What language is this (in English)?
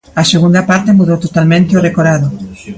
Galician